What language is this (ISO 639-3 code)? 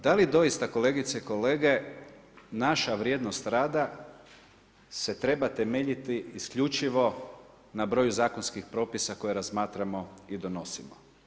hrv